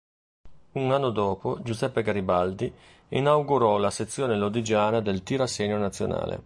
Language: Italian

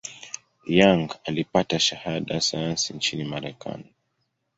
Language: Swahili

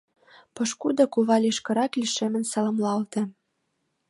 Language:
Mari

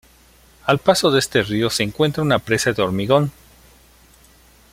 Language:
Spanish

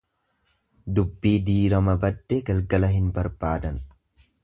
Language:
Oromo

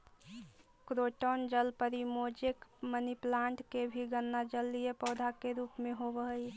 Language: Magahi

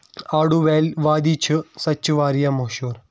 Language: Kashmiri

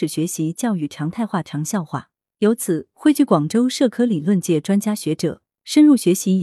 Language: Chinese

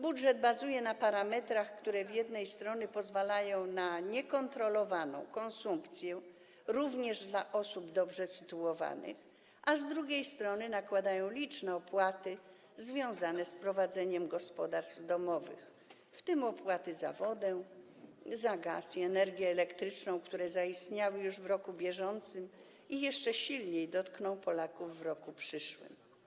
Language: Polish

